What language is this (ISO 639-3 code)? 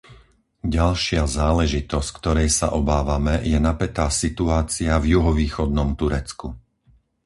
slk